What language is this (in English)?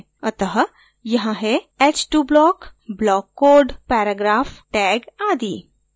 Hindi